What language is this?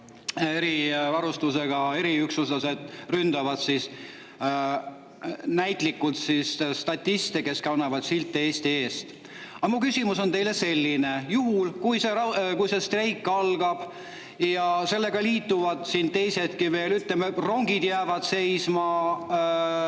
Estonian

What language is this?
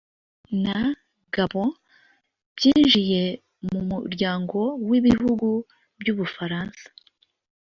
Kinyarwanda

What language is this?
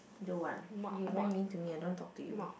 English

